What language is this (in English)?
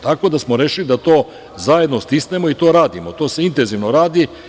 Serbian